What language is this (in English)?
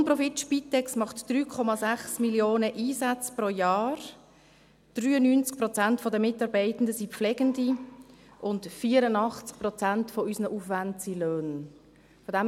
Swiss German